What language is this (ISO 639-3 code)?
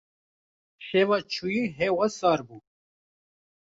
kur